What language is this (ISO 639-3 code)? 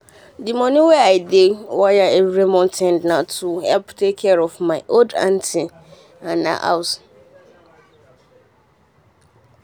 pcm